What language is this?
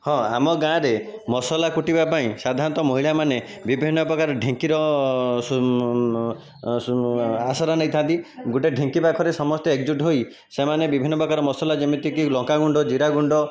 Odia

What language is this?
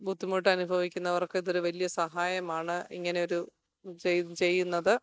Malayalam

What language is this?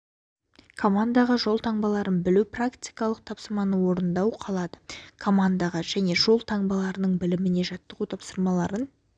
Kazakh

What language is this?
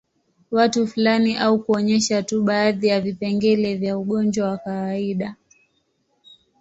Swahili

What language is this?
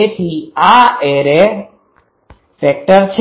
Gujarati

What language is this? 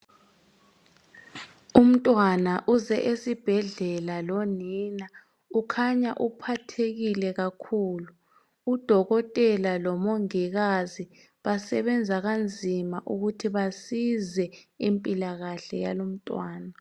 North Ndebele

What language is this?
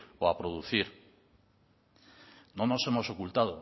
Spanish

